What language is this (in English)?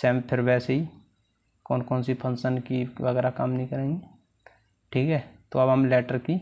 Hindi